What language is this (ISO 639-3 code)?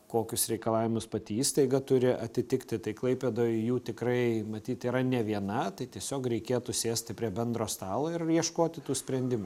lit